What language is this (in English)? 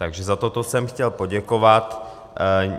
Czech